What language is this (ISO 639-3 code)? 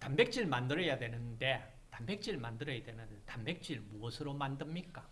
kor